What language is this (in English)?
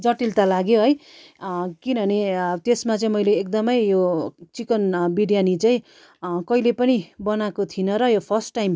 Nepali